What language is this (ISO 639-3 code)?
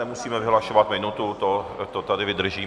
ces